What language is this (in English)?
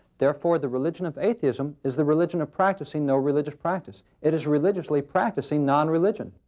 English